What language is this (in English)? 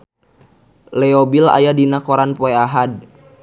Sundanese